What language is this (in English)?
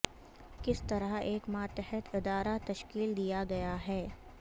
Urdu